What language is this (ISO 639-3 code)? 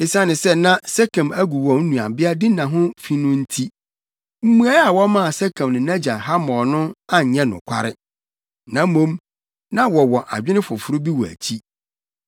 aka